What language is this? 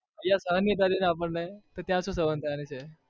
Gujarati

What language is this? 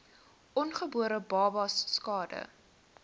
Afrikaans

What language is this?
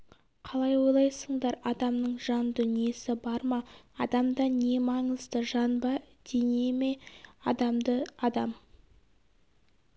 Kazakh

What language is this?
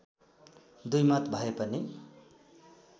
Nepali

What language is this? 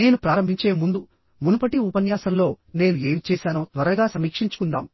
Telugu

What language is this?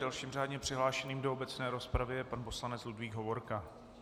Czech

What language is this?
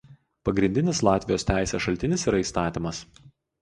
Lithuanian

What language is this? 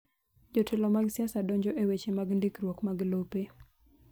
Luo (Kenya and Tanzania)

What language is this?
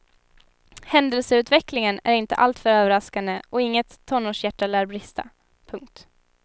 Swedish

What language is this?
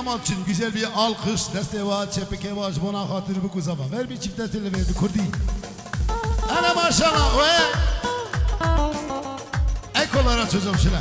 Turkish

